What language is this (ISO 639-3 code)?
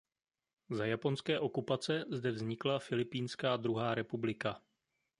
ces